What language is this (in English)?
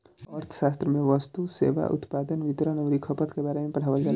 Bhojpuri